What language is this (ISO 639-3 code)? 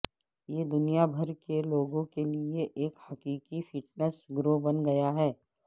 urd